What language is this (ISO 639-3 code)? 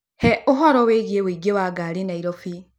kik